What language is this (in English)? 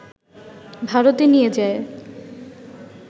Bangla